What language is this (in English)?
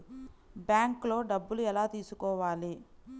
Telugu